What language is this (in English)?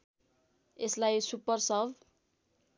Nepali